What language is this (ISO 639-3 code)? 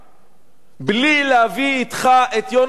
heb